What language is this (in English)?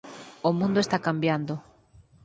Galician